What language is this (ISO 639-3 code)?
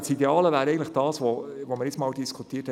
gsw